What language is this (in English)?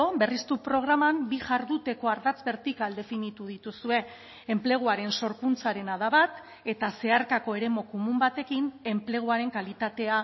Basque